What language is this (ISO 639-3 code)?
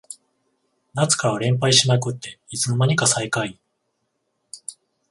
jpn